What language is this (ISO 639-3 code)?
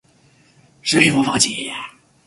zho